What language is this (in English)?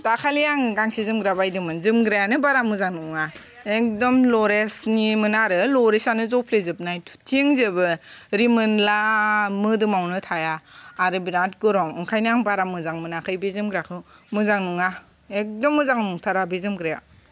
Bodo